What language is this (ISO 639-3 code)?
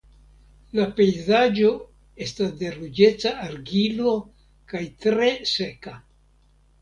epo